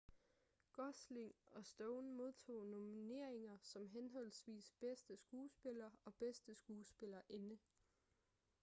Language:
Danish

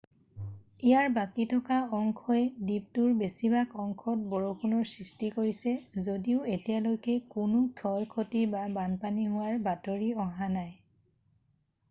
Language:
Assamese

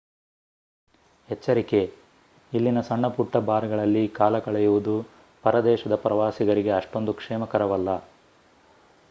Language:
Kannada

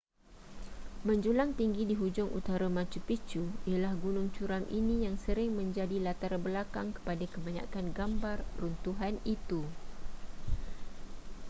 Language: Malay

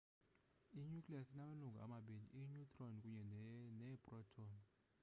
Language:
Xhosa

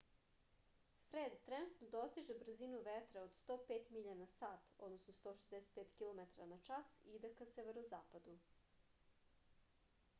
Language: Serbian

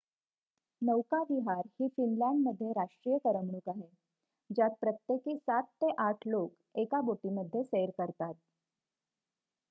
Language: Marathi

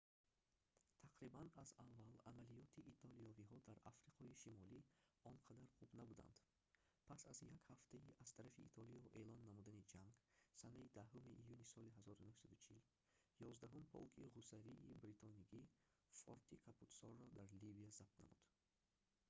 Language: Tajik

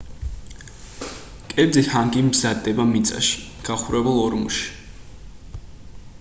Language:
Georgian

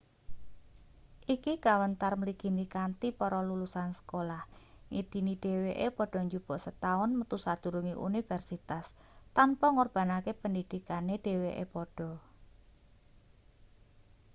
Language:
Javanese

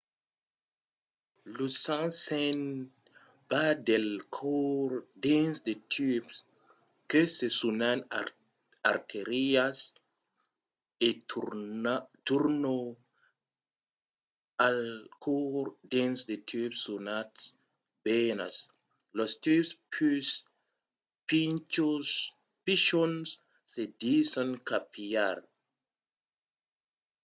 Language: Occitan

